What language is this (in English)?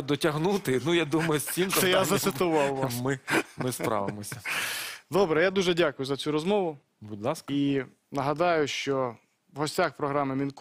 Ukrainian